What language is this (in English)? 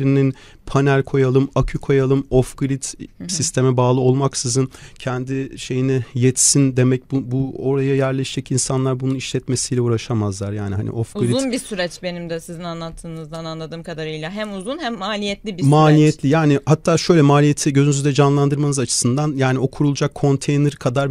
Turkish